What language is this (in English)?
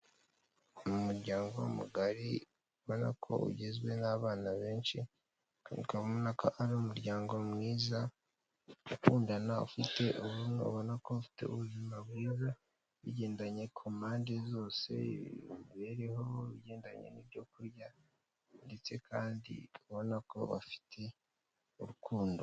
Kinyarwanda